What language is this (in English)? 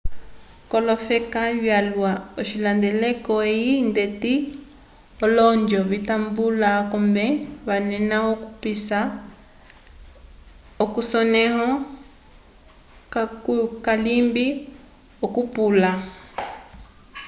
Umbundu